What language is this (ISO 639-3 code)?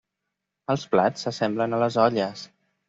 cat